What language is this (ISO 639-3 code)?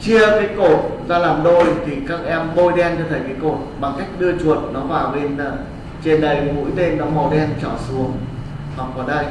vie